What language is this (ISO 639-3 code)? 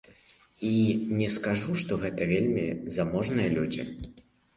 bel